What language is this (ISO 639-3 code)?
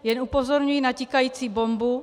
ces